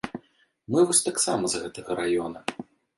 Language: Belarusian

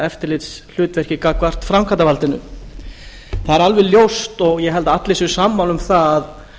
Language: Icelandic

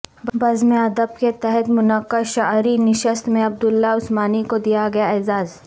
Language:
Urdu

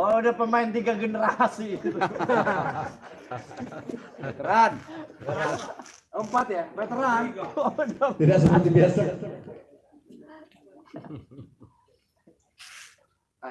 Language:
Indonesian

